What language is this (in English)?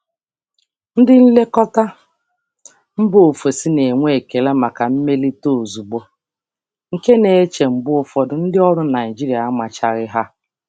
Igbo